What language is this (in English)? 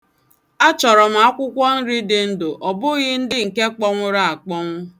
Igbo